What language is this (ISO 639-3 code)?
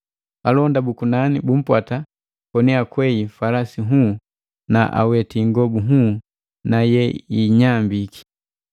mgv